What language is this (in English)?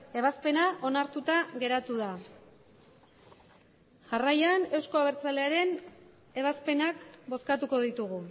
Basque